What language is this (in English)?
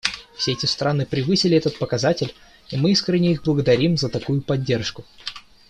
Russian